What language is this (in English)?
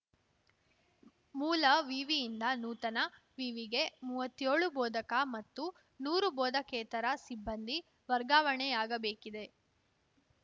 Kannada